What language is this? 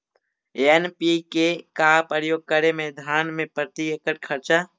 Magahi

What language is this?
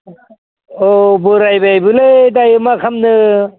Bodo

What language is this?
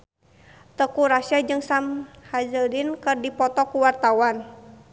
Sundanese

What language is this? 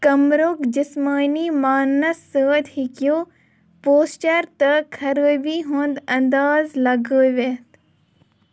Kashmiri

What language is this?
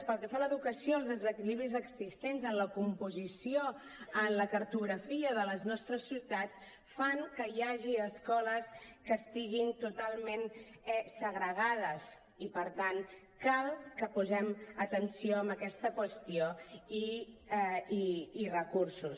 Catalan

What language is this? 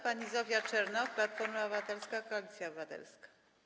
Polish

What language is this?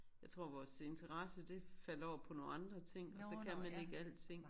Danish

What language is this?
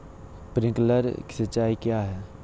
Magahi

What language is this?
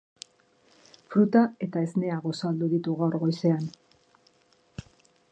Basque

